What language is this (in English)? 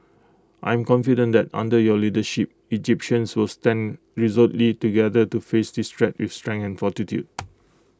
English